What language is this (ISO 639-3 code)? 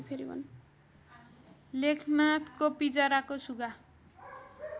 nep